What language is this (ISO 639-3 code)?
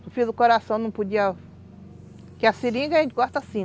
por